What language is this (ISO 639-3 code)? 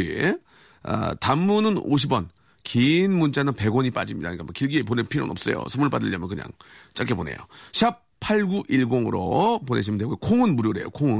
kor